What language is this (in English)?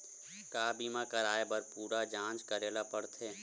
Chhattisgarhi